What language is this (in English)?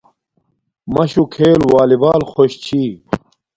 Domaaki